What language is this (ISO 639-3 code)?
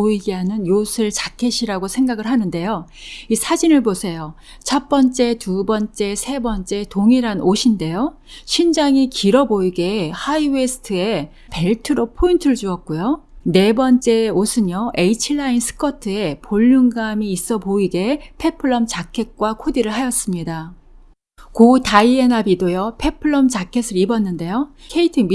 kor